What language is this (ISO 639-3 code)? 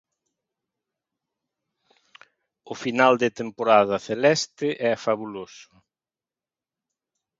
glg